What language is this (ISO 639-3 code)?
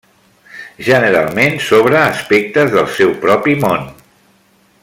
cat